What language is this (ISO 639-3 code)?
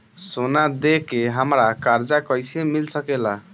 bho